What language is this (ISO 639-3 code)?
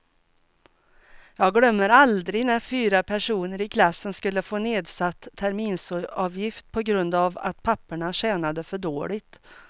swe